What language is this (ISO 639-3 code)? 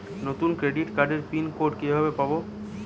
ben